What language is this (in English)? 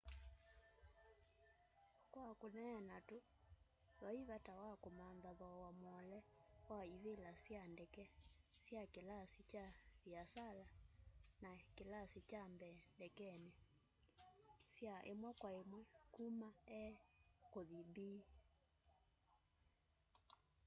Kamba